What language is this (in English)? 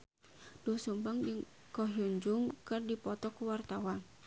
Sundanese